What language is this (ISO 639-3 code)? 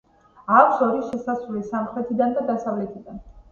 kat